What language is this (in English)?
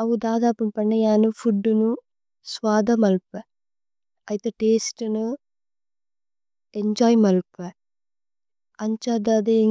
Tulu